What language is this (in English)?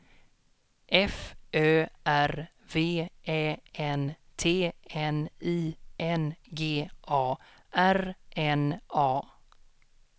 Swedish